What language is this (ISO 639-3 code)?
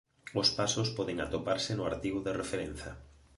glg